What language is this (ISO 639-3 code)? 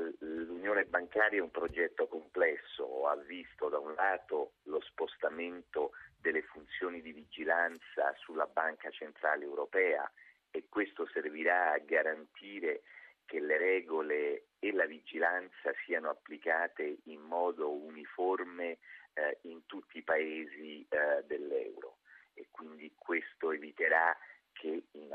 ita